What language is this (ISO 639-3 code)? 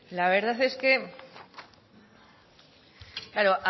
spa